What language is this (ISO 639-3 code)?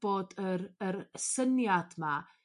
cym